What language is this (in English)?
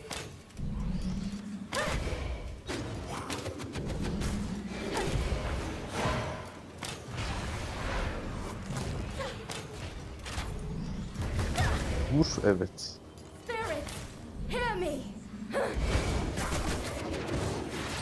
Turkish